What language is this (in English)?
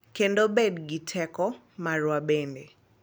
Luo (Kenya and Tanzania)